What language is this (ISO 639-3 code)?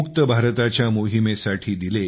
mar